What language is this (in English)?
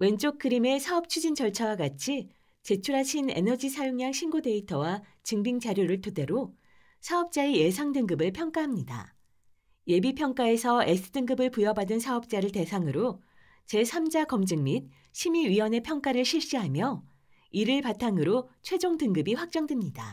Korean